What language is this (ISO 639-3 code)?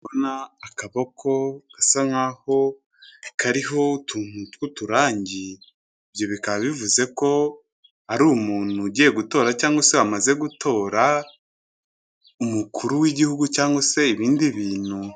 kin